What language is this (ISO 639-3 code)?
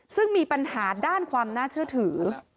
tha